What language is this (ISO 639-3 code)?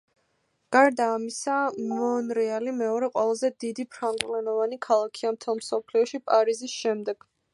kat